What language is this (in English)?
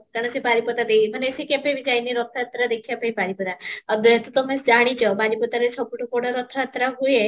Odia